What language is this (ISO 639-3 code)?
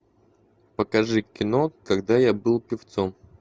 rus